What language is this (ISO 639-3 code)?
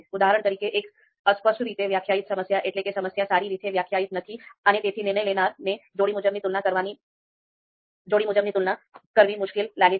guj